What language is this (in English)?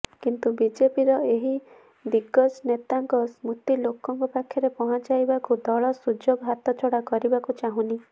Odia